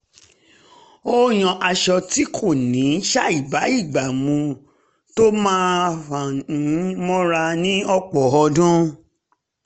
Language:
Yoruba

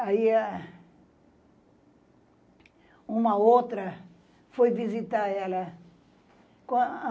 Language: Portuguese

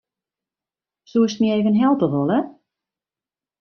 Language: Western Frisian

